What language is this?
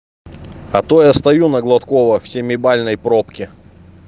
Russian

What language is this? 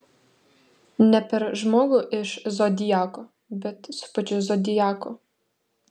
Lithuanian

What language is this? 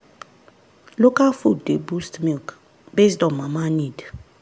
Nigerian Pidgin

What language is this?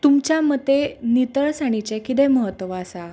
Konkani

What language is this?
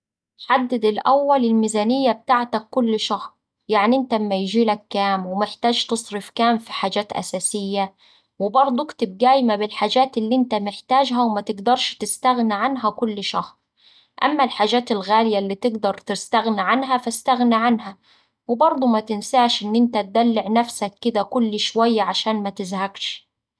Saidi Arabic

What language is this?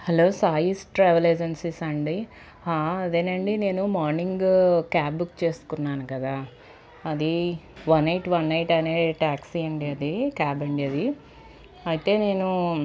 Telugu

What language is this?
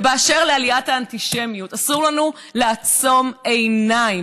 Hebrew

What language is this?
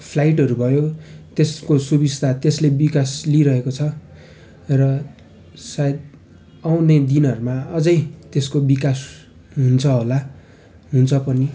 Nepali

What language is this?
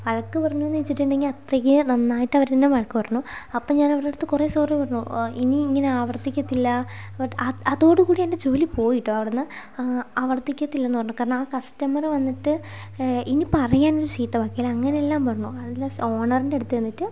Malayalam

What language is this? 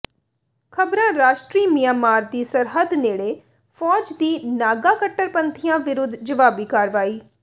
Punjabi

